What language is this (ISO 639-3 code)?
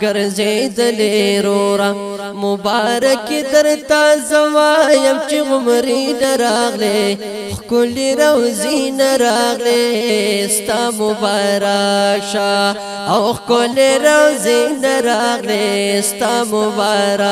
ron